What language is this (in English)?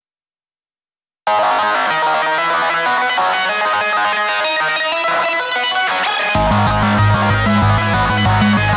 Indonesian